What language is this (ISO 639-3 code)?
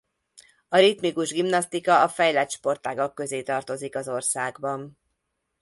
hun